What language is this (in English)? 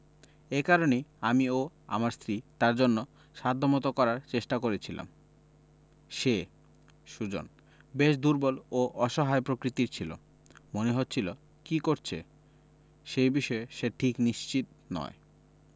Bangla